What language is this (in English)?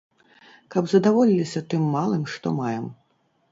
Belarusian